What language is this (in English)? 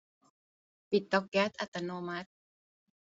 Thai